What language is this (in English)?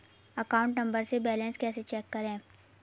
Hindi